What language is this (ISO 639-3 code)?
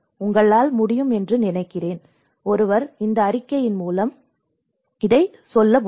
tam